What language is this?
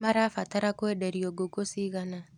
Kikuyu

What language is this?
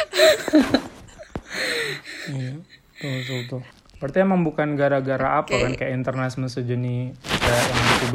Indonesian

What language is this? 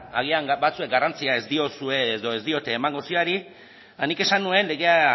Basque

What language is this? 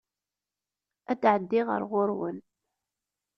Kabyle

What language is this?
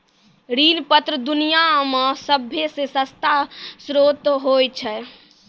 Maithili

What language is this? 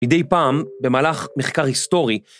Hebrew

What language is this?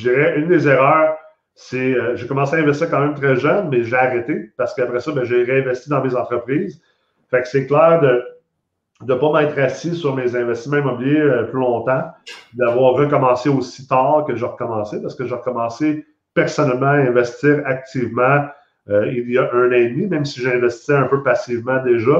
French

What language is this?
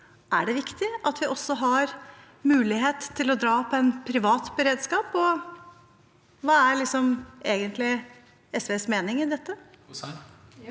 Norwegian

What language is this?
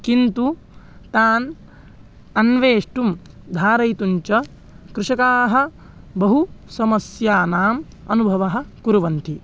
Sanskrit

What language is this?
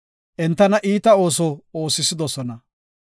Gofa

